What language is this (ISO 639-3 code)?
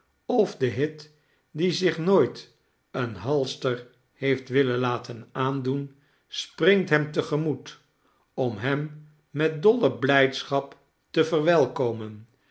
nld